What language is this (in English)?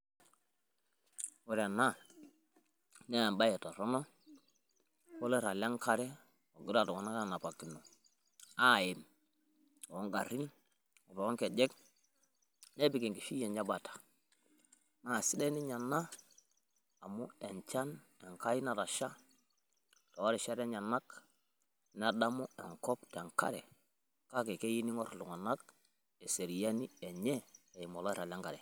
Masai